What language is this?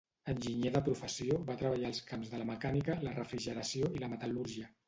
Catalan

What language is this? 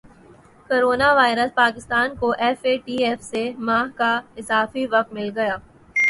Urdu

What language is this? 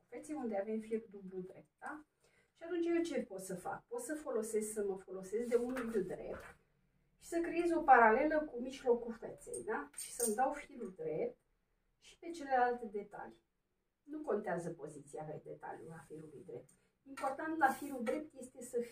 Romanian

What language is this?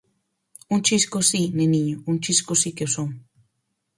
Galician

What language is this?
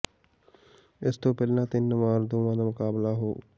Punjabi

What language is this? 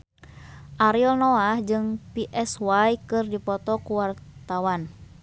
Sundanese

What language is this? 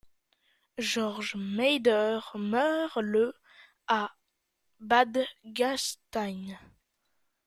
French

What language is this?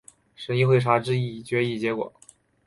Chinese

